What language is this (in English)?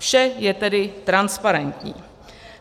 Czech